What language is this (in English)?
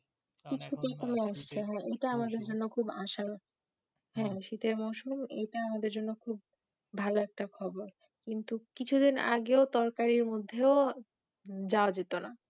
Bangla